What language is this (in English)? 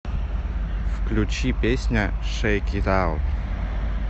Russian